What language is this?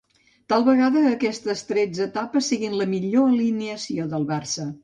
Catalan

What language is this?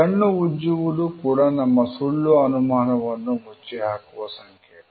Kannada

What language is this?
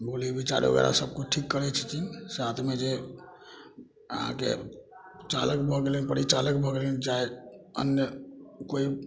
Maithili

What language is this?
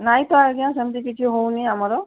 Odia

